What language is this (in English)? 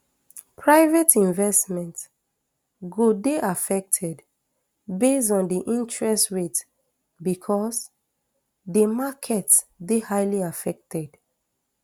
Nigerian Pidgin